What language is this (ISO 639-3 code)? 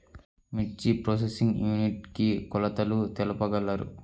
tel